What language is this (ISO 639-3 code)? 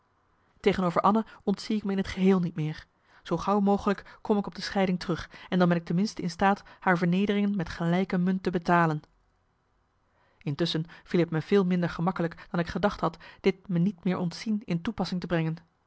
nld